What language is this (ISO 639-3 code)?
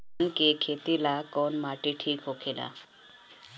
bho